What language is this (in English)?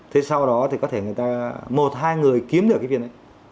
Vietnamese